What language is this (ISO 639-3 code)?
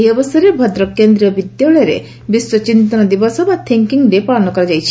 ori